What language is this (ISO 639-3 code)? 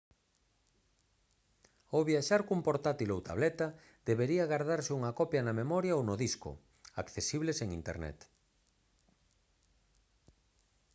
glg